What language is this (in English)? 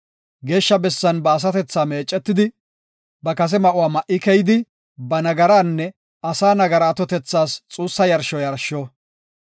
Gofa